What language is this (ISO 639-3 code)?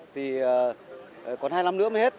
vie